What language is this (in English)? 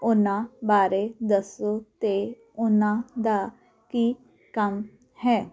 Punjabi